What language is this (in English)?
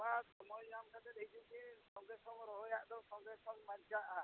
Santali